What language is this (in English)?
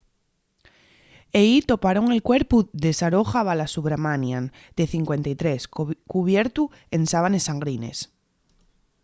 Asturian